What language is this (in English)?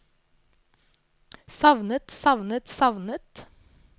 Norwegian